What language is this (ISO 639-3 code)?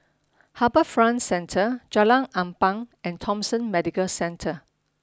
eng